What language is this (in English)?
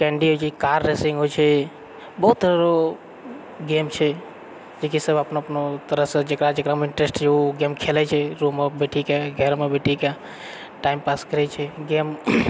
Maithili